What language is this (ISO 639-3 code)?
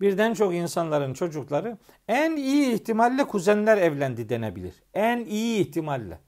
tur